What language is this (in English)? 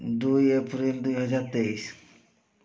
Odia